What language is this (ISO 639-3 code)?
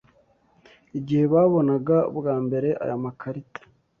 kin